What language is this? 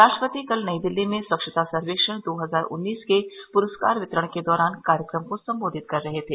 Hindi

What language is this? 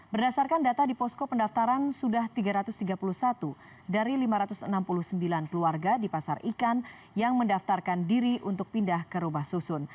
Indonesian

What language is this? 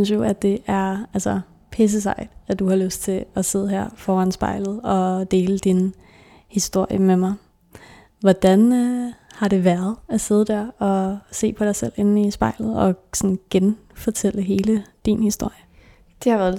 Danish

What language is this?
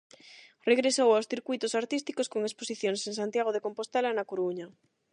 Galician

